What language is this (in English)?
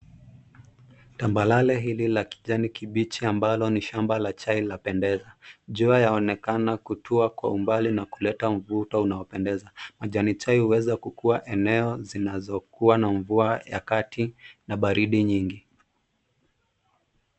Swahili